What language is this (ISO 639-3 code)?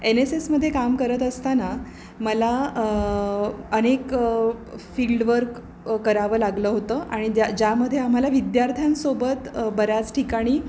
mar